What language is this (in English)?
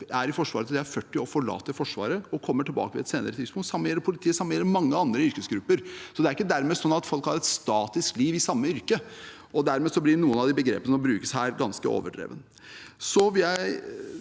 Norwegian